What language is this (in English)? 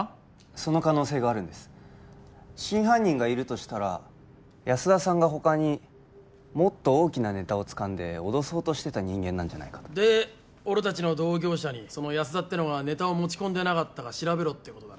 Japanese